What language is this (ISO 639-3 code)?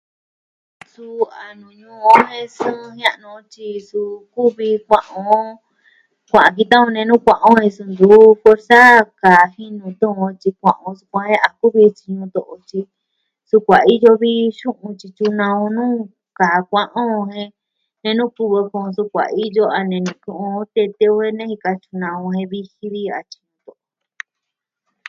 meh